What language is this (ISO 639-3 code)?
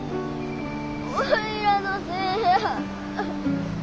jpn